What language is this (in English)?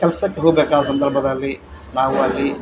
Kannada